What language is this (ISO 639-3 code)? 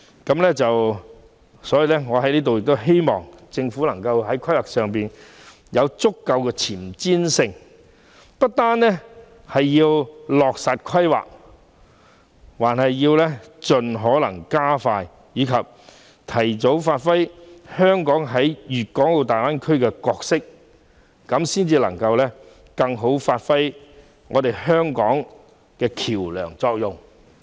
yue